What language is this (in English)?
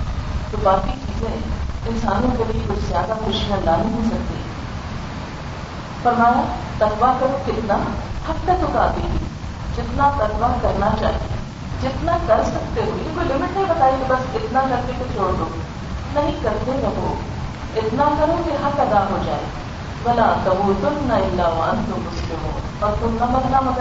Urdu